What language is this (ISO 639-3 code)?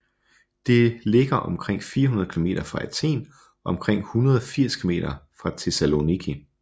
dan